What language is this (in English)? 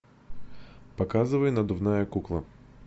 Russian